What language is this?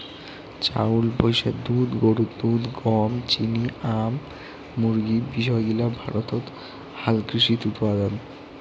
Bangla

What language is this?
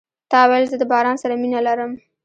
Pashto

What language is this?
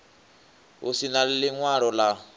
Venda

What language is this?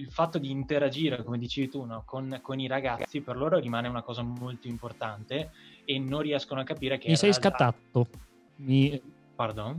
Italian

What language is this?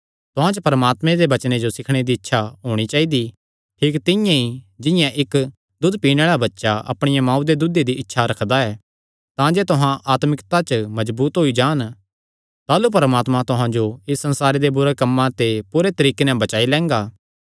Kangri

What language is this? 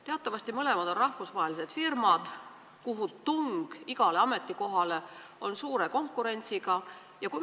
Estonian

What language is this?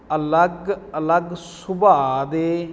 Punjabi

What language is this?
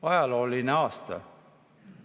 Estonian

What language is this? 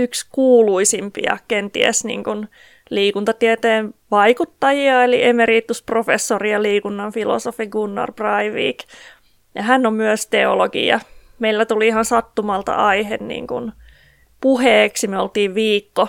Finnish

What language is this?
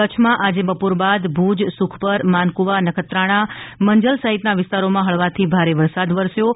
Gujarati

